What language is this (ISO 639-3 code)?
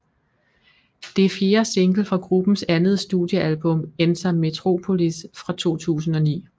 dan